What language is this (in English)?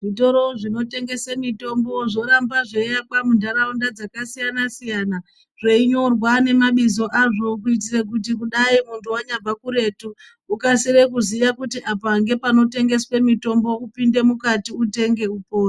Ndau